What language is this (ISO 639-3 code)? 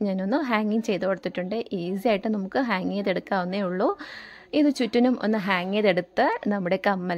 mal